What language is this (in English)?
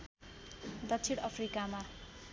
Nepali